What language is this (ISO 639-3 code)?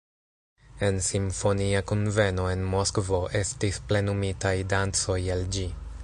epo